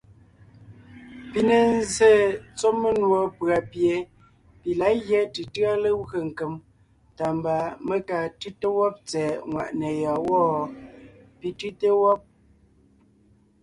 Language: Ngiemboon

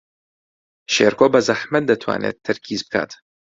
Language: Central Kurdish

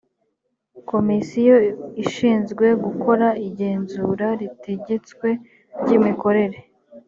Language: Kinyarwanda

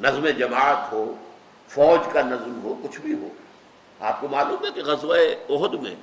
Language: Urdu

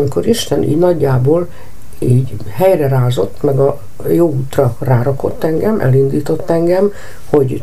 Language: Hungarian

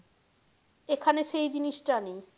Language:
Bangla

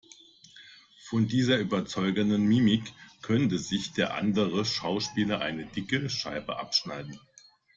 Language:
German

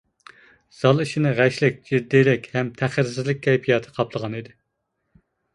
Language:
Uyghur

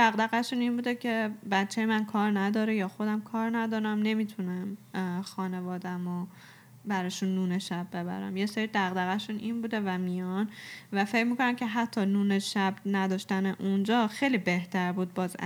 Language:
Persian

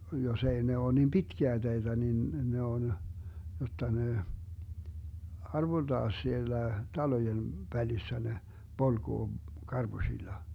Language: Finnish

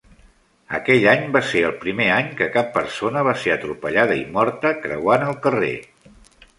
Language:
Catalan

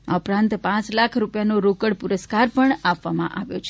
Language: Gujarati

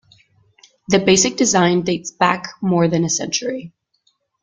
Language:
English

